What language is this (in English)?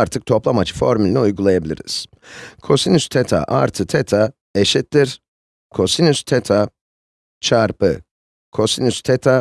Turkish